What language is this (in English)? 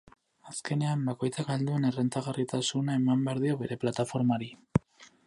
Basque